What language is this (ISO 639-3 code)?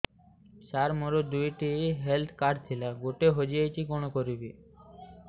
ori